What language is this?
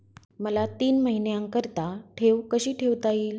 Marathi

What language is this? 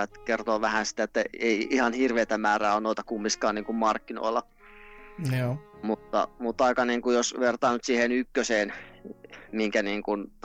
Finnish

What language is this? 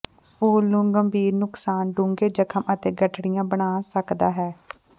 Punjabi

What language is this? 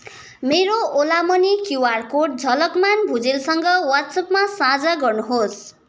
Nepali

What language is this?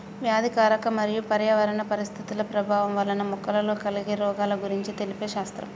Telugu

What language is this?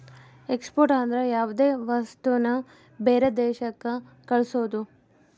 Kannada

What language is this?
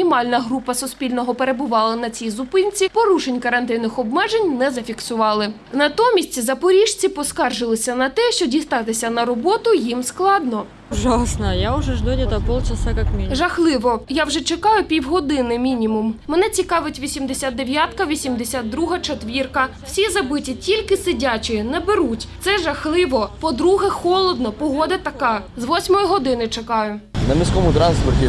Ukrainian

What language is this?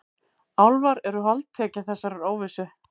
Icelandic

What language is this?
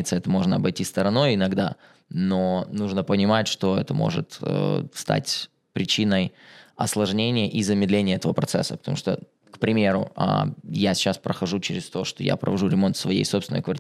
Russian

